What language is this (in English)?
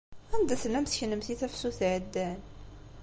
Kabyle